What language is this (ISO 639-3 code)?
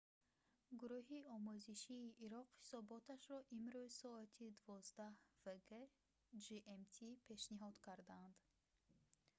tgk